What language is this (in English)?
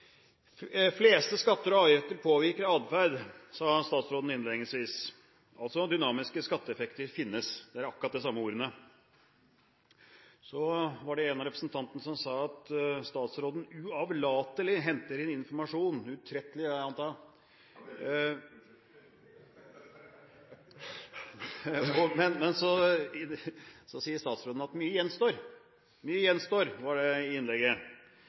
Norwegian